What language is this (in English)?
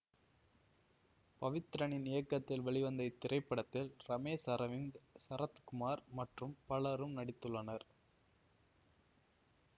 Tamil